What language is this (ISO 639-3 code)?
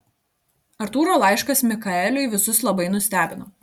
lit